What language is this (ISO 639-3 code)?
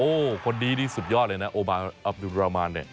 tha